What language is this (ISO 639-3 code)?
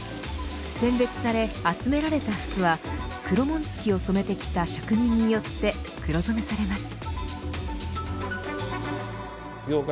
jpn